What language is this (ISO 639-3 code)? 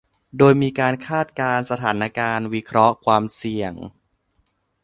tha